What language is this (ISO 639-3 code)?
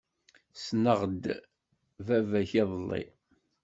kab